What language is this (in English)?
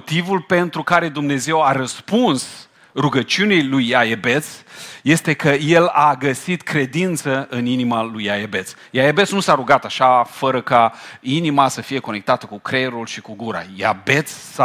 Romanian